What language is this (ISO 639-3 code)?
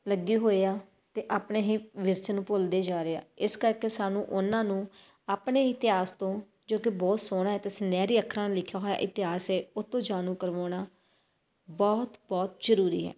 pan